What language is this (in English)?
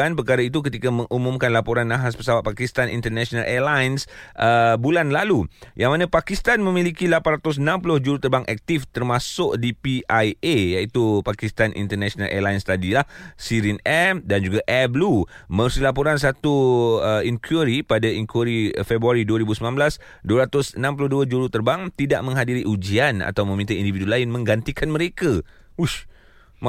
Malay